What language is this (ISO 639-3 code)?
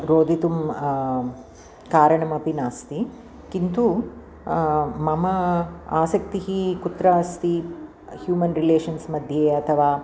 san